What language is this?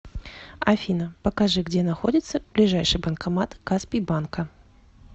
Russian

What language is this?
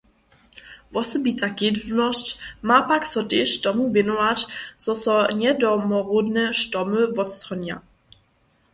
Upper Sorbian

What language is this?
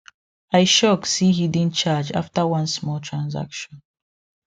Nigerian Pidgin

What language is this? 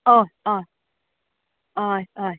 Konkani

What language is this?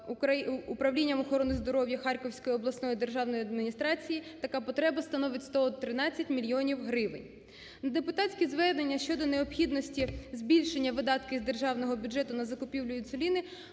Ukrainian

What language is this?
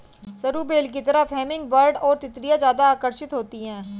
Hindi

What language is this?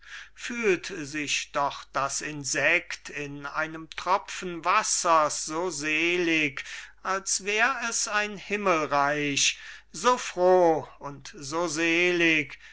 German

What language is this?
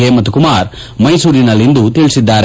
Kannada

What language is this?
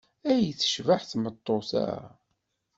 Kabyle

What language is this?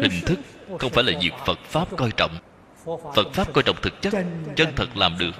Vietnamese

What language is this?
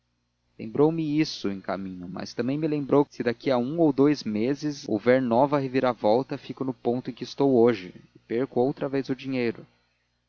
Portuguese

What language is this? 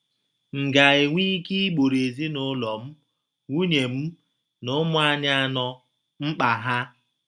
Igbo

